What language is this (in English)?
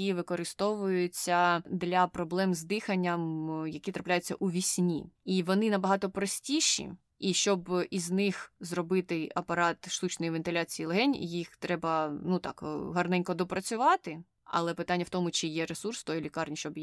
Ukrainian